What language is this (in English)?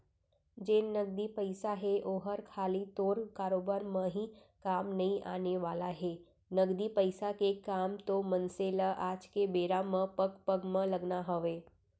Chhattisgarhi